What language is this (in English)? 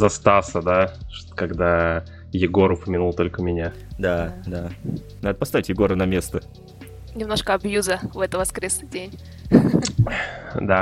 Russian